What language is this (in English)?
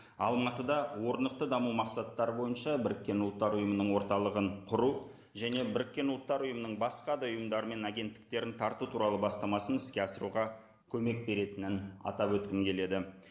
Kazakh